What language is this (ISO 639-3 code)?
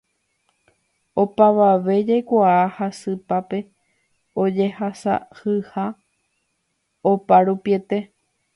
grn